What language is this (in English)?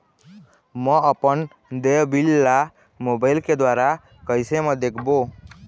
Chhattisgarhi